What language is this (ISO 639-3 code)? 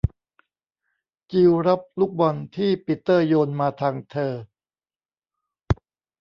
tha